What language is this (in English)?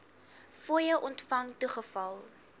Afrikaans